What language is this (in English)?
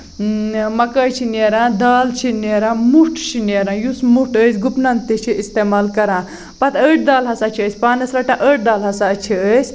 Kashmiri